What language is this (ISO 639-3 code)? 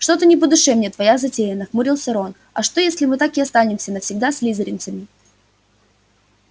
rus